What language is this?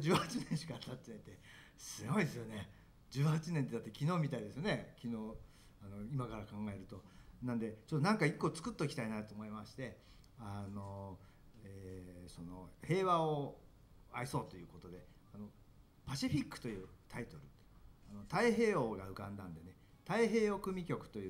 Japanese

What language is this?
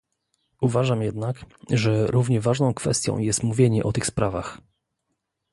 Polish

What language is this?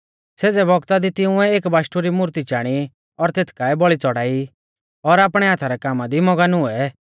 Mahasu Pahari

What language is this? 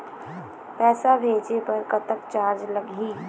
Chhattisgarhi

